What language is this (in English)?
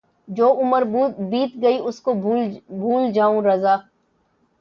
Urdu